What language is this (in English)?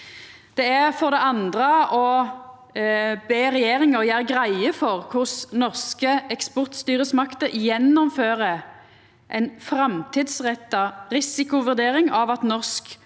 Norwegian